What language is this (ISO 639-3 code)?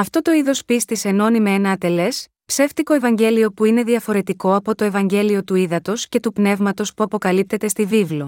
ell